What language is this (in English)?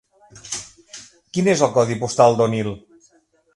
Catalan